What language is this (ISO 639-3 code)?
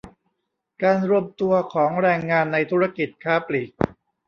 tha